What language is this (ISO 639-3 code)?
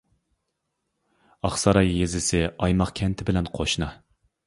uig